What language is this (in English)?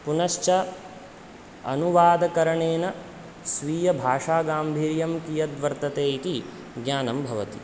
Sanskrit